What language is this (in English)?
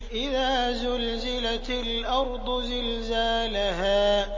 Arabic